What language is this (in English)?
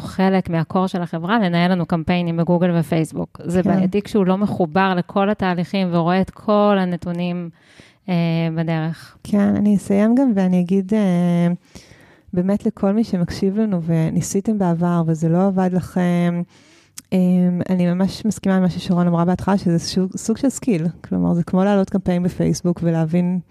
Hebrew